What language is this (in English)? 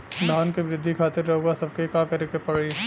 Bhojpuri